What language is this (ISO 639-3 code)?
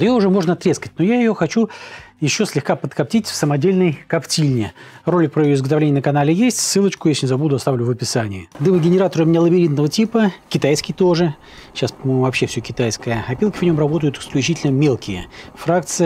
rus